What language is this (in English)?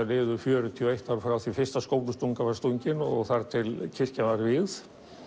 Icelandic